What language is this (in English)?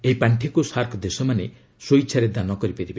Odia